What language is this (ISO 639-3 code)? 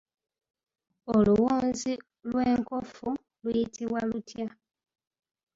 lug